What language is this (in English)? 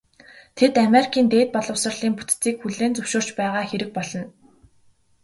Mongolian